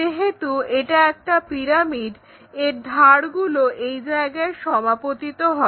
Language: Bangla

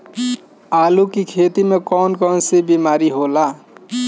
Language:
Bhojpuri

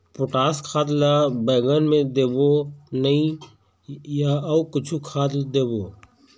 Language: Chhattisgarhi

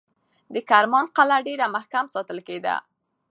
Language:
Pashto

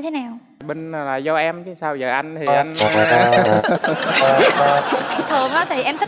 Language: Vietnamese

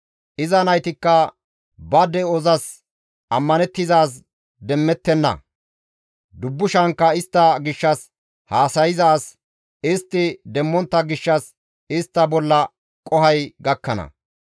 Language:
Gamo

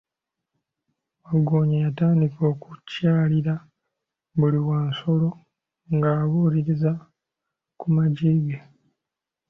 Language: Ganda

